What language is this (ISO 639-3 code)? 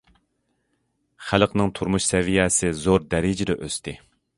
uig